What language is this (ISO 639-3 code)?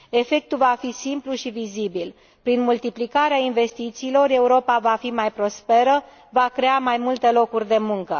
ron